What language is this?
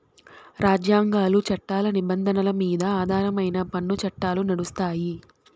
Telugu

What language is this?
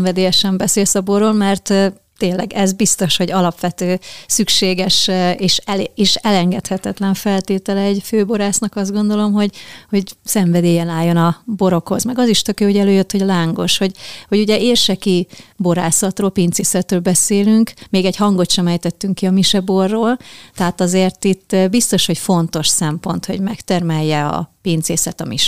Hungarian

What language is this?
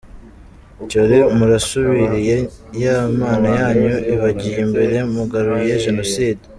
Kinyarwanda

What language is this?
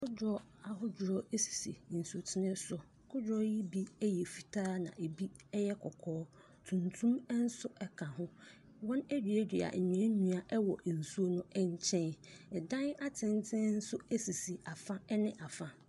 Akan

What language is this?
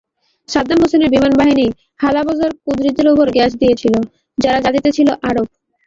Bangla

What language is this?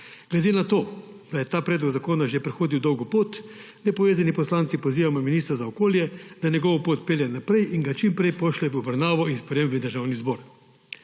Slovenian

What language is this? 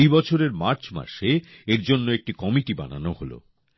Bangla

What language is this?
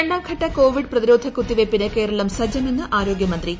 Malayalam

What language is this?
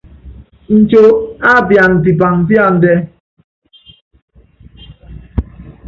Yangben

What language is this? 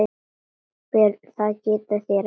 Icelandic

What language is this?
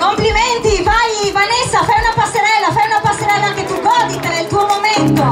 Italian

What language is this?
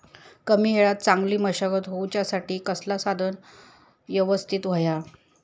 Marathi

